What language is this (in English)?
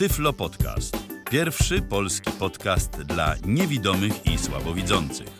Polish